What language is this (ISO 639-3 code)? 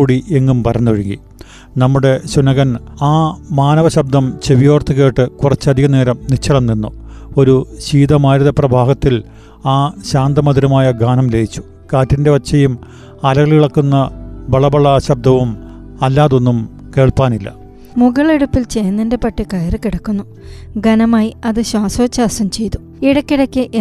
mal